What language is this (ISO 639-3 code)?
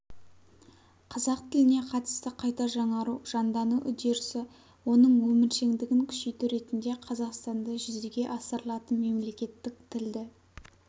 kaz